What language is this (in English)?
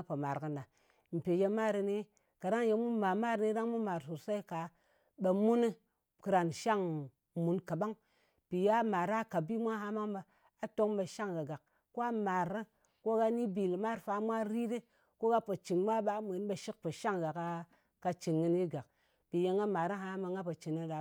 Ngas